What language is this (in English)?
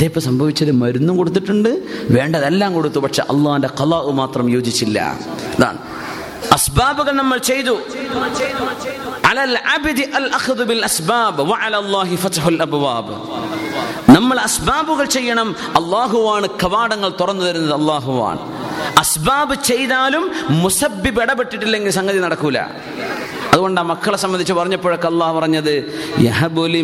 Malayalam